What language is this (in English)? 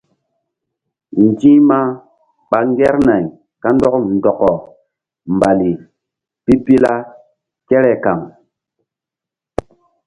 Mbum